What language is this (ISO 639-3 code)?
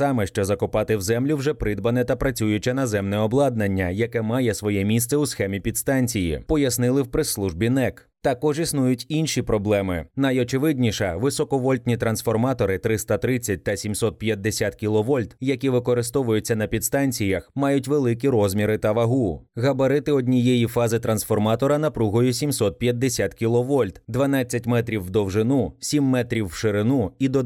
ukr